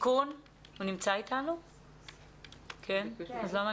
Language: Hebrew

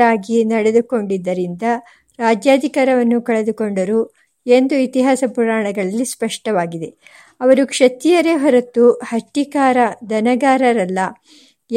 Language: Kannada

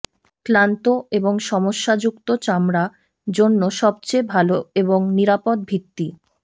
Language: Bangla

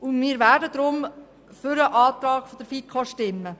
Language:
Swiss German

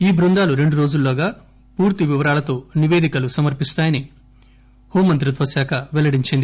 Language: Telugu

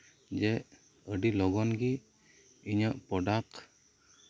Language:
Santali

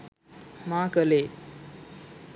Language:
Sinhala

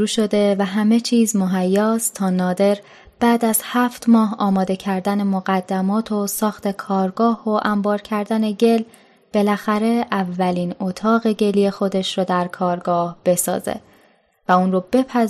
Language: Persian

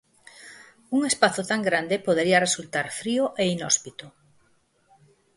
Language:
Galician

